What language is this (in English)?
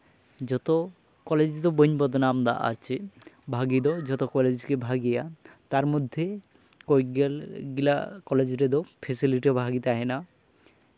Santali